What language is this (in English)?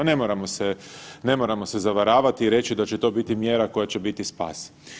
Croatian